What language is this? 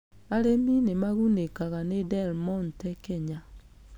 Kikuyu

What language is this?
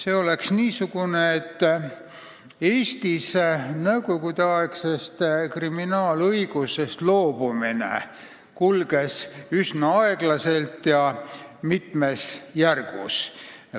Estonian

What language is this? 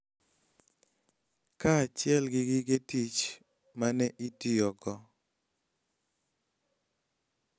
Luo (Kenya and Tanzania)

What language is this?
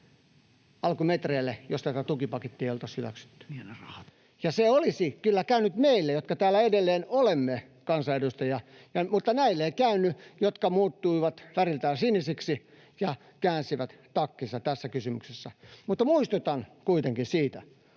Finnish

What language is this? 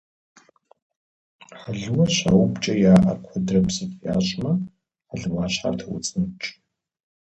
Kabardian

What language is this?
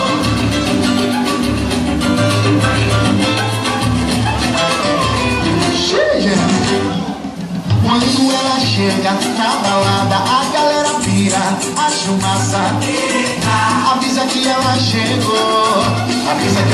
Romanian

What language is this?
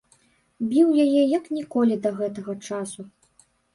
Belarusian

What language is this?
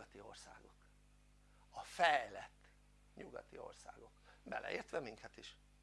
Hungarian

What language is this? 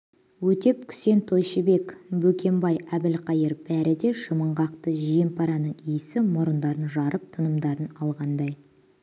Kazakh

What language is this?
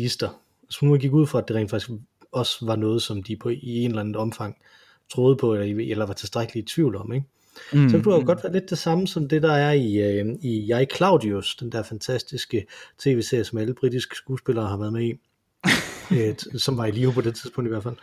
Danish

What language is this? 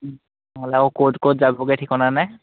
Assamese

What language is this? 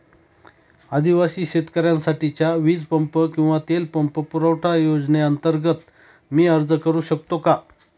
Marathi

